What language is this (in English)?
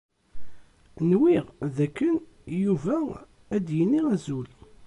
Kabyle